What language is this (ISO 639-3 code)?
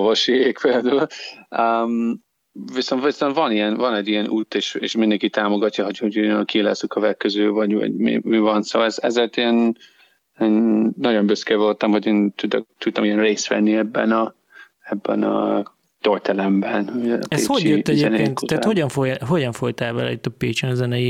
hun